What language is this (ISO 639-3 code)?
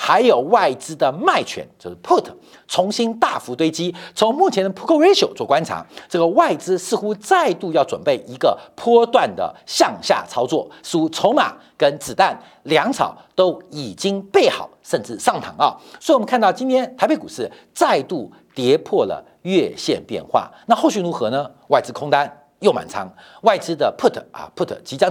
zho